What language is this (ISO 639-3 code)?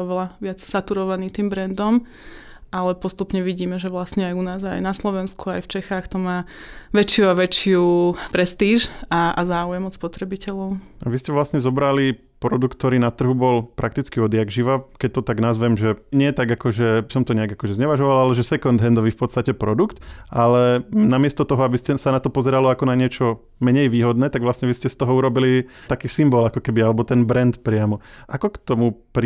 slk